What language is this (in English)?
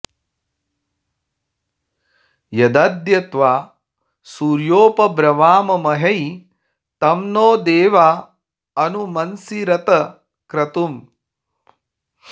Sanskrit